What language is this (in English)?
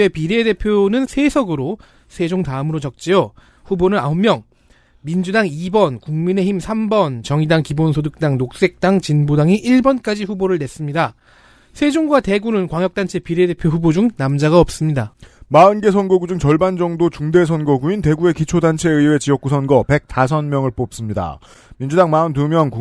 Korean